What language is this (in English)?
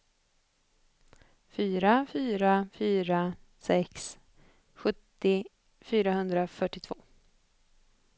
Swedish